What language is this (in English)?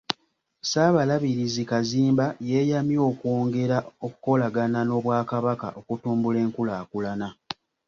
Ganda